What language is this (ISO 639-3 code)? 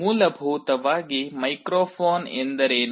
kan